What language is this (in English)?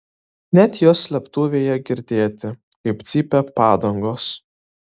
Lithuanian